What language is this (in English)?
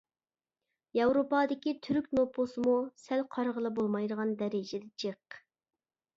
Uyghur